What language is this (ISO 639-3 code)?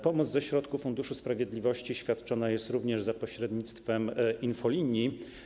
pol